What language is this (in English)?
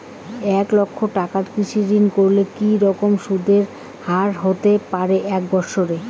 Bangla